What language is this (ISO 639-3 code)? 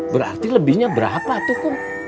ind